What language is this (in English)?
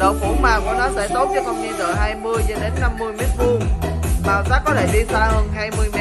Vietnamese